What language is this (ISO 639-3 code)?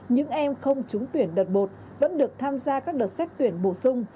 vie